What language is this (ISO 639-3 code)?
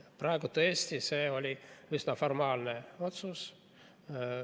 est